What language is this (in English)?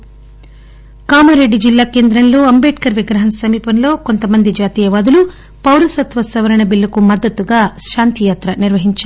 Telugu